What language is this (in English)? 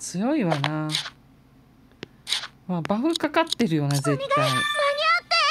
Japanese